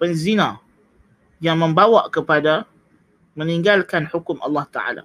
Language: Malay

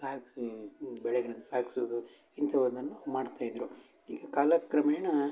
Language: Kannada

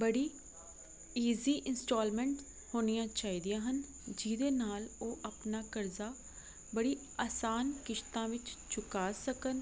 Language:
Punjabi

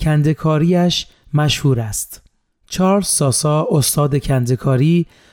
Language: Persian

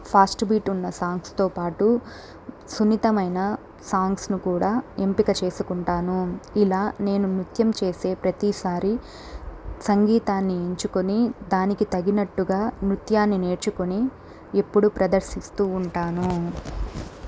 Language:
Telugu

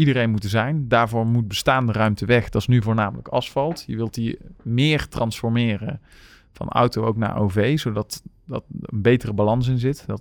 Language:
Dutch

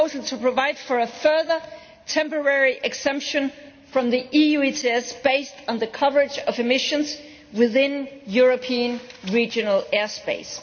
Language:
English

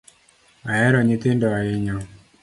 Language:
Luo (Kenya and Tanzania)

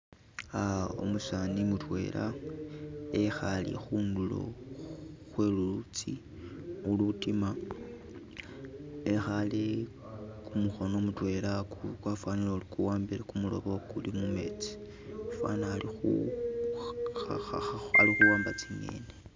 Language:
Masaaba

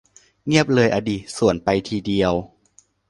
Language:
Thai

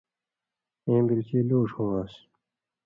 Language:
Indus Kohistani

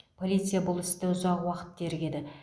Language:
Kazakh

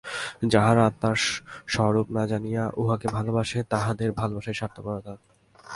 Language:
Bangla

